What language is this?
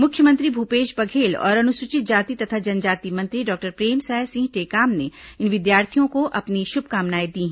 Hindi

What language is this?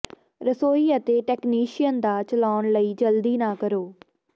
Punjabi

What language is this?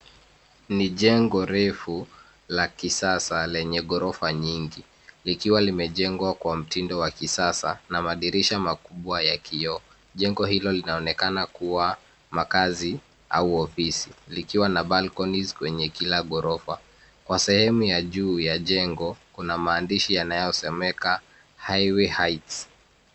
Swahili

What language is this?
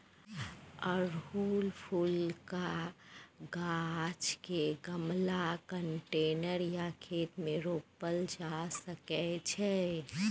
Maithili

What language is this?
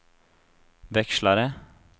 Swedish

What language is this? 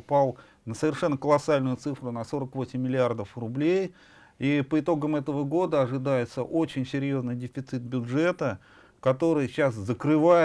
Russian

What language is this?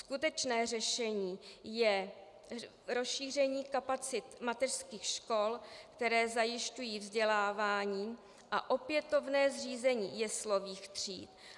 Czech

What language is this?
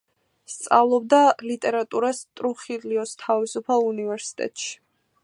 Georgian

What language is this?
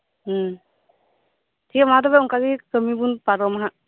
Santali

